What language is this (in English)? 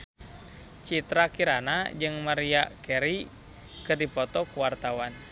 Sundanese